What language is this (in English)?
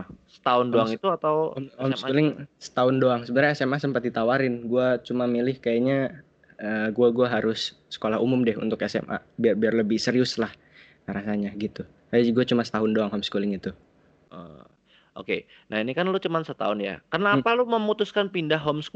Indonesian